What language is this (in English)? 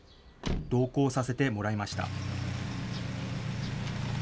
Japanese